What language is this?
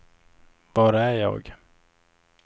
Swedish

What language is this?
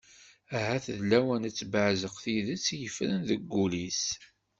Kabyle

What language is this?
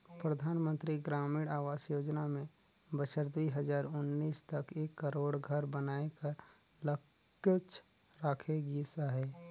Chhattisgarhi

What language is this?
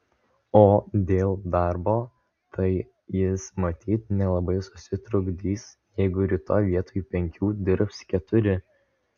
Lithuanian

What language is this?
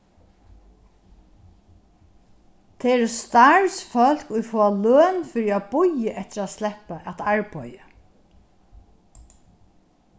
Faroese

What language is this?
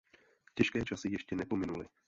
Czech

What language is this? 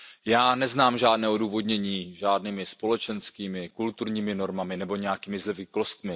Czech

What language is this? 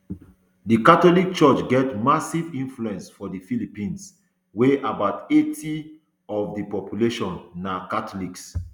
Nigerian Pidgin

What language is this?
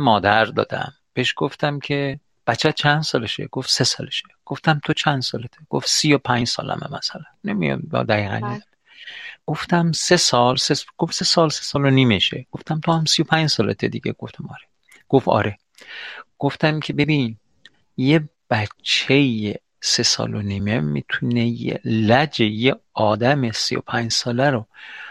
Persian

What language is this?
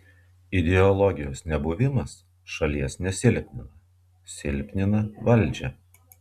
Lithuanian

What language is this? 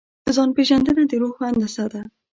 Pashto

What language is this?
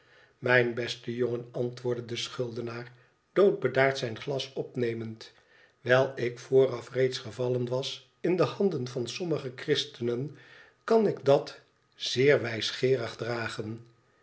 Dutch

